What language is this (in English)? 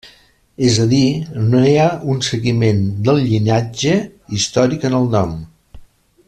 Catalan